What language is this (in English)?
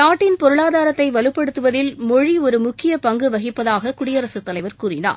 Tamil